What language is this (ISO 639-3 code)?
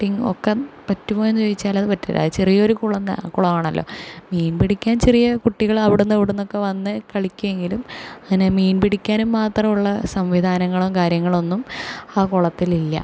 mal